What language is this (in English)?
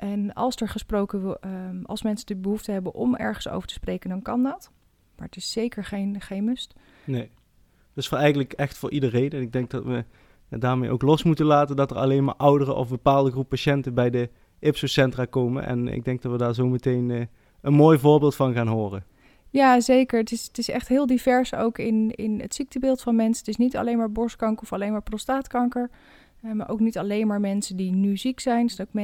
Dutch